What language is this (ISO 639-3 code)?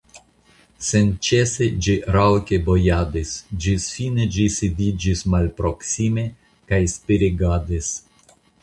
epo